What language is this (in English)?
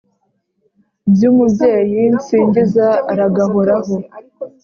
Kinyarwanda